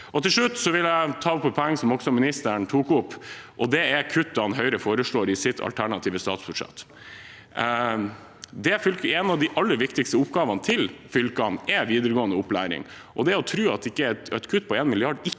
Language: Norwegian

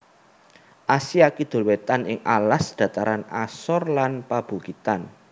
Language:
Javanese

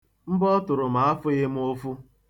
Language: Igbo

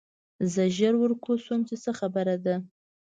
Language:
Pashto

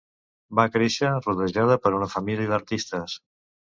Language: Catalan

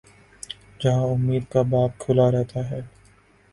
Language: Urdu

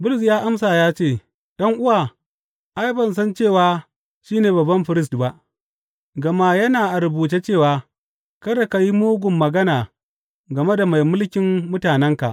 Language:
Hausa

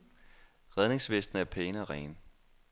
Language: Danish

